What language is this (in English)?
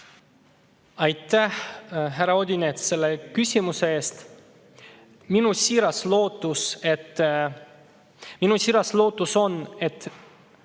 Estonian